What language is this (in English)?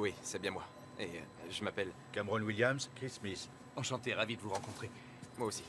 French